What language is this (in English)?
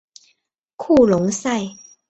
Chinese